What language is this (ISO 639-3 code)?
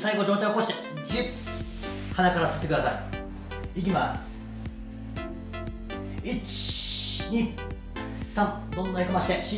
jpn